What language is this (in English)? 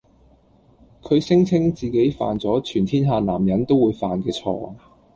Cantonese